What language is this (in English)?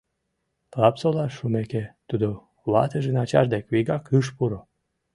Mari